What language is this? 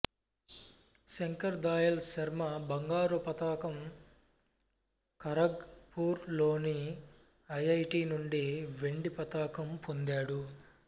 Telugu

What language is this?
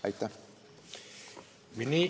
Estonian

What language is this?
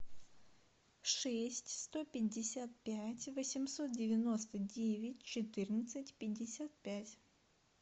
Russian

